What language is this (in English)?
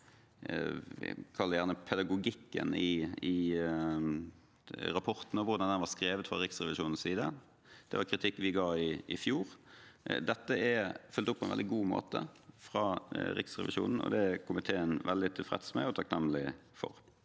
Norwegian